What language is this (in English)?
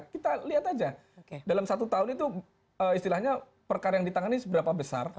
Indonesian